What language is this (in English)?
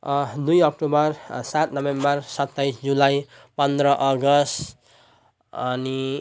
Nepali